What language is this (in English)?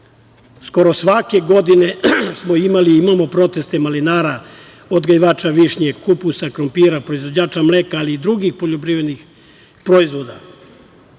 Serbian